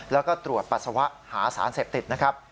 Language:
Thai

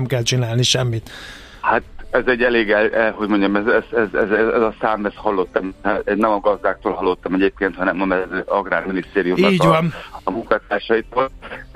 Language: Hungarian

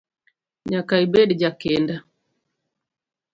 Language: Luo (Kenya and Tanzania)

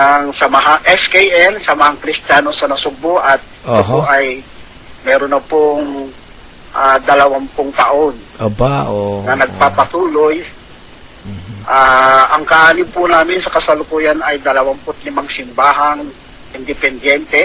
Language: Filipino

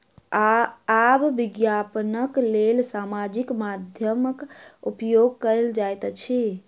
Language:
Maithili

